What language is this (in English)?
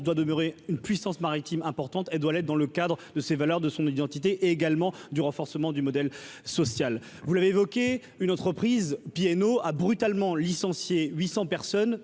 French